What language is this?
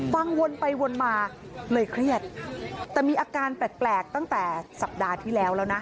Thai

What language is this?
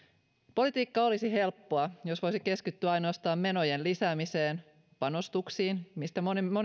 Finnish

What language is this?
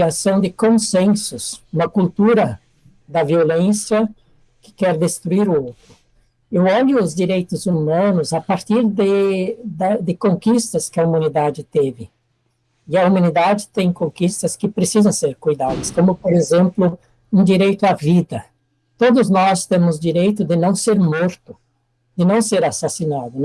Portuguese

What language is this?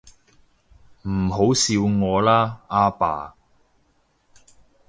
Cantonese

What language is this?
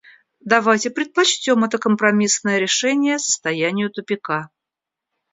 Russian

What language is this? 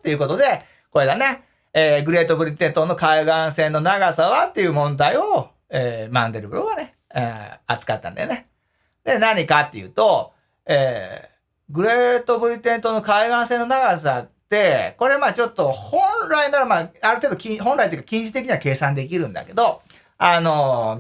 Japanese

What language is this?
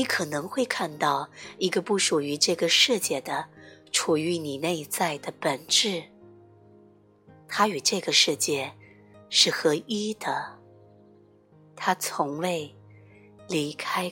Chinese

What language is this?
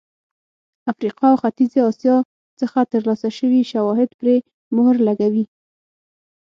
Pashto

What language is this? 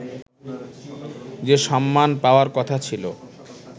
Bangla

